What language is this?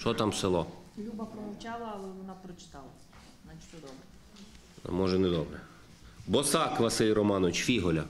Ukrainian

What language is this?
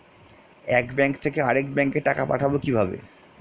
Bangla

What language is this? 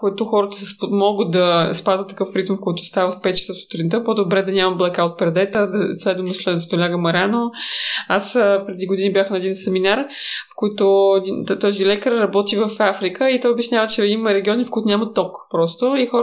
Bulgarian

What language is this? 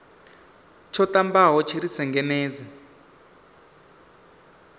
Venda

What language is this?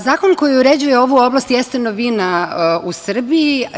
Serbian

